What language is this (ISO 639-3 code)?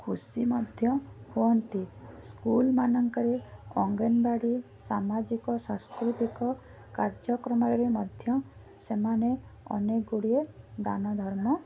ori